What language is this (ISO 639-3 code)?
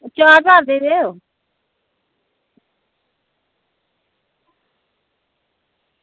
doi